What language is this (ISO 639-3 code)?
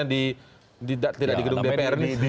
ind